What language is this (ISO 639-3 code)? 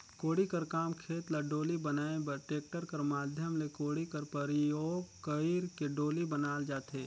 hne